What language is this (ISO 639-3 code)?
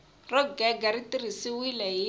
tso